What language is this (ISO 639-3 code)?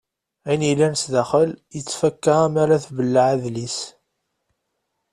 kab